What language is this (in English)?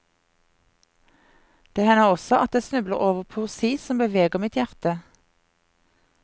Norwegian